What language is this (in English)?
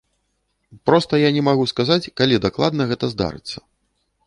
Belarusian